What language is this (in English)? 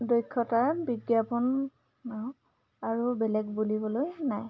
Assamese